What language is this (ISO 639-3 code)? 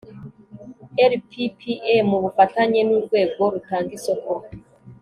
kin